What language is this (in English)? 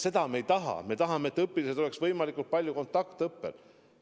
Estonian